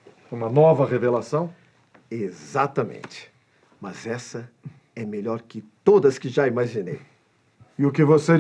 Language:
Portuguese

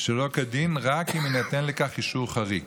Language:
Hebrew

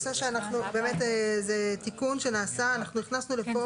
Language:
Hebrew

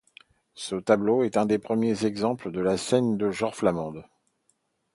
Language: French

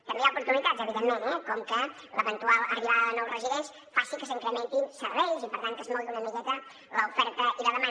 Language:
Catalan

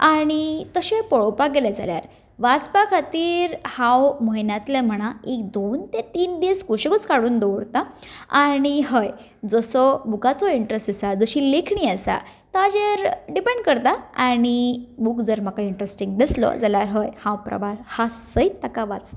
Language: Konkani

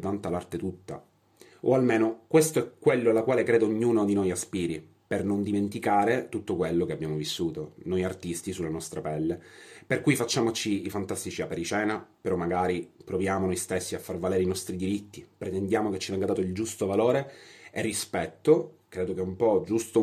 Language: Italian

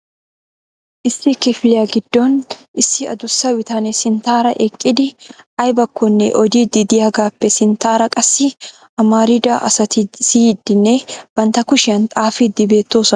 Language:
Wolaytta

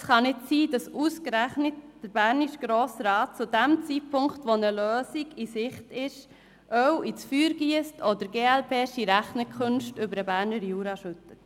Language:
Swiss German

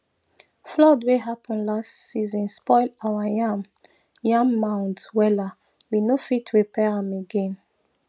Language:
Nigerian Pidgin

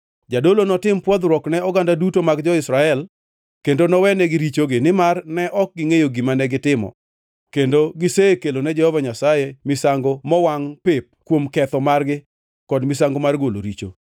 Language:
Luo (Kenya and Tanzania)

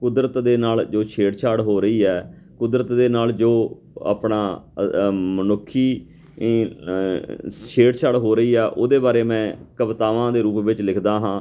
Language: Punjabi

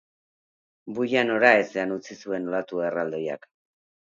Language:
Basque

